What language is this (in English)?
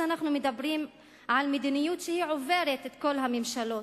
Hebrew